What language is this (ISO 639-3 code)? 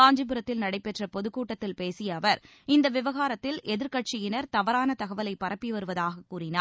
tam